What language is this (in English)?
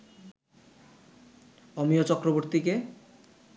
Bangla